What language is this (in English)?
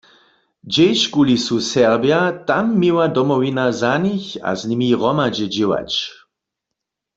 Upper Sorbian